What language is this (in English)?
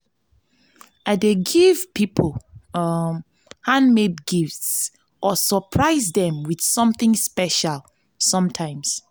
Nigerian Pidgin